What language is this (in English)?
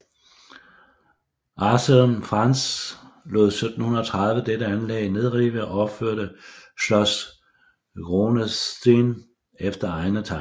Danish